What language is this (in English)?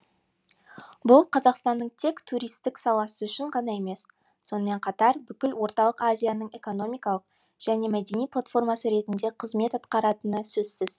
Kazakh